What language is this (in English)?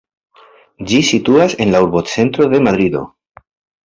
Esperanto